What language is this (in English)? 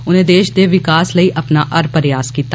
Dogri